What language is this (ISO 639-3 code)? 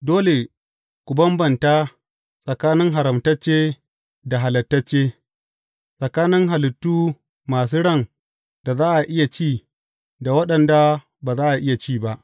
hau